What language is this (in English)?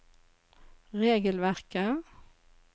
Norwegian